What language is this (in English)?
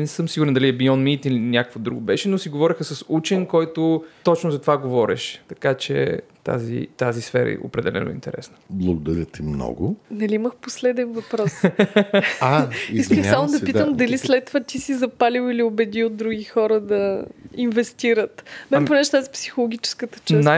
Bulgarian